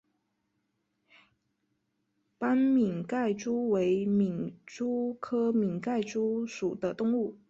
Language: Chinese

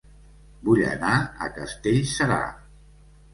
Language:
Catalan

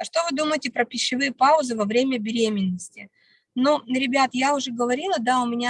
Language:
Russian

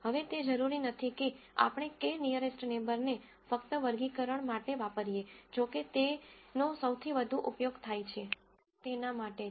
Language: Gujarati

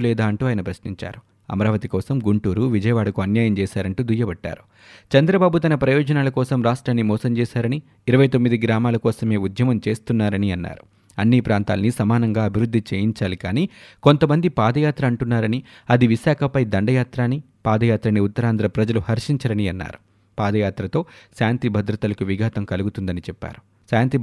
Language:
Telugu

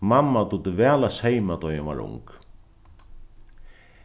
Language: Faroese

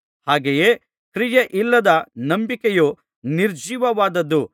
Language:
Kannada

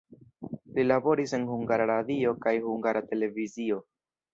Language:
Esperanto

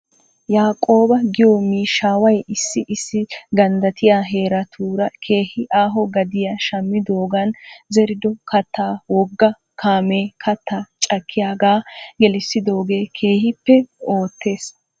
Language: Wolaytta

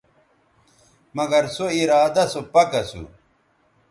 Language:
Bateri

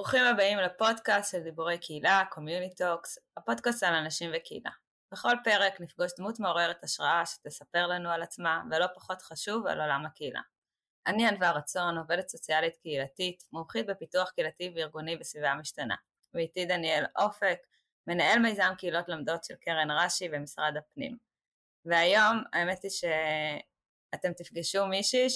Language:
Hebrew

